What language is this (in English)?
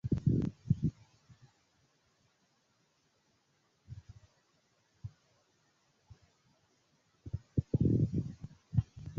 Esperanto